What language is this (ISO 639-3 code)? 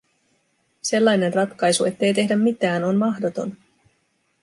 fin